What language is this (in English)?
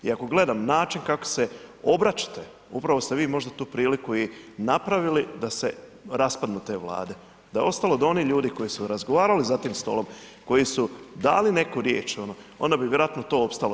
Croatian